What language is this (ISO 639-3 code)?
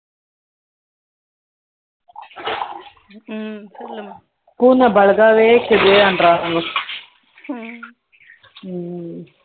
tam